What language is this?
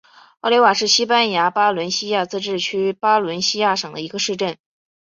Chinese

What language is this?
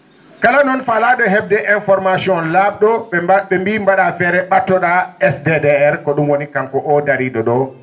Fula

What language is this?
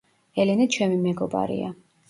Georgian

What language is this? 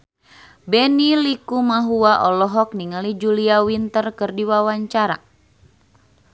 Sundanese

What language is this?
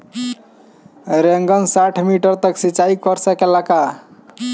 Bhojpuri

